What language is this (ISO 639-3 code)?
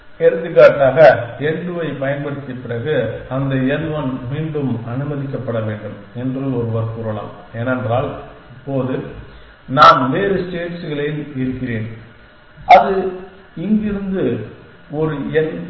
tam